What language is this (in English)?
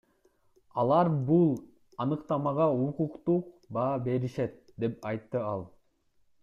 Kyrgyz